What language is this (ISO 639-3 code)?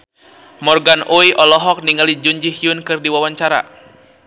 sun